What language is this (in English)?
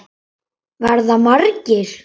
Icelandic